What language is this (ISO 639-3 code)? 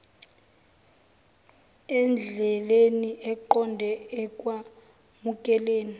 zul